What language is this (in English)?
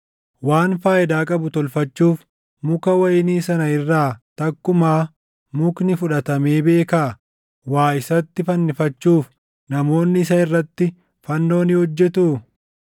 Oromo